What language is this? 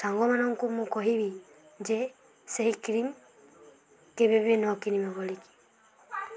Odia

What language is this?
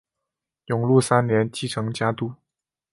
Chinese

